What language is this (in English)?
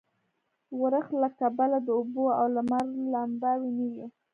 Pashto